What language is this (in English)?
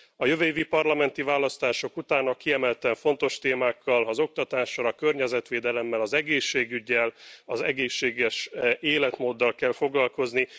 Hungarian